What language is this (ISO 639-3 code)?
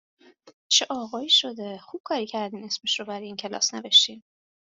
fas